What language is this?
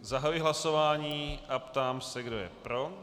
Czech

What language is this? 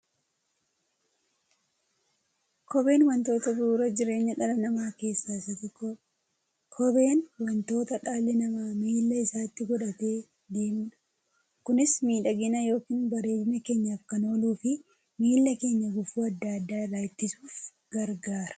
Oromo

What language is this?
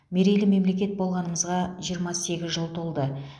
Kazakh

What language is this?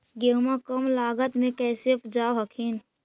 Magahi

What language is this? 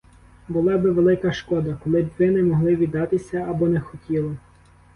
Ukrainian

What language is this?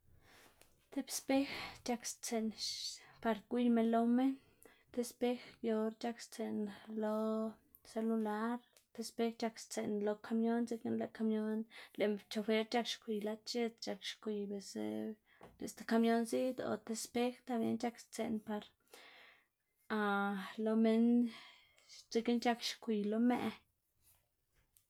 Xanaguía Zapotec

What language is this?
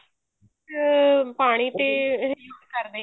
Punjabi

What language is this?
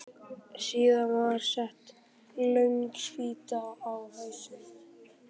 Icelandic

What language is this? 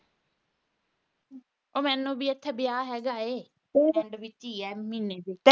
Punjabi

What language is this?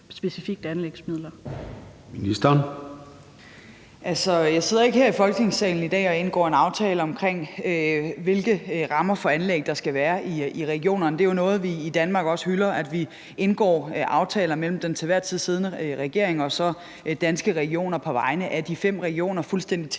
Danish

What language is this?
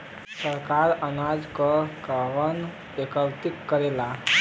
Bhojpuri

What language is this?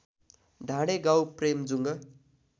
Nepali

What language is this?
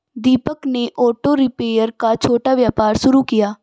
Hindi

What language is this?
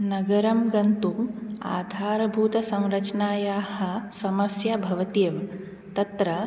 Sanskrit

